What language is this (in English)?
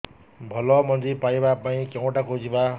Odia